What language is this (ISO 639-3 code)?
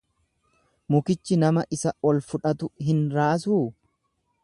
orm